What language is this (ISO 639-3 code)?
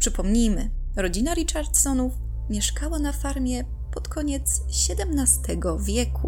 pol